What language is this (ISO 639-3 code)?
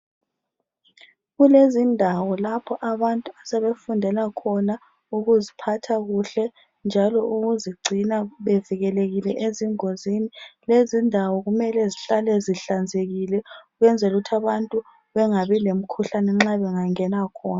nde